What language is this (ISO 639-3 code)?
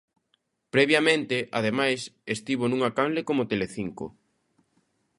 glg